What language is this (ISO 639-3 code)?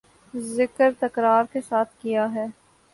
urd